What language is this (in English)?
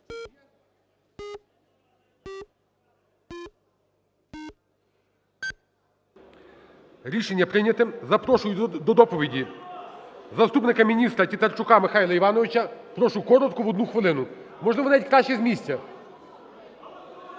Ukrainian